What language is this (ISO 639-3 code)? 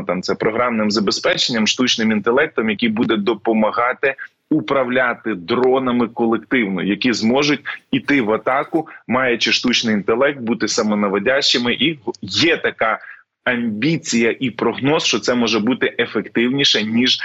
ukr